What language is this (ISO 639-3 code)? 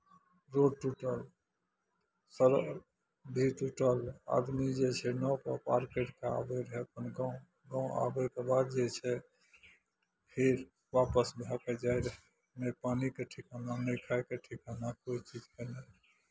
mai